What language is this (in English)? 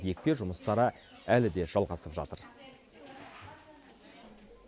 Kazakh